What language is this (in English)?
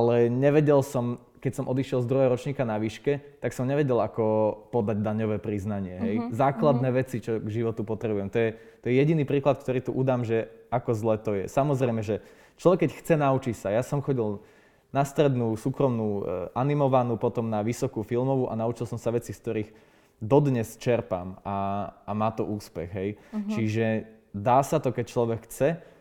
Slovak